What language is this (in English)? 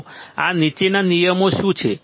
Gujarati